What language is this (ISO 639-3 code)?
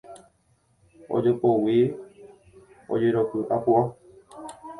grn